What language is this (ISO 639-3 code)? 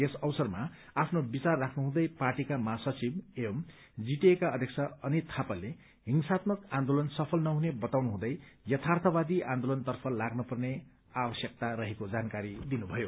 nep